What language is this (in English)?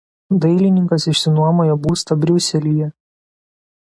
Lithuanian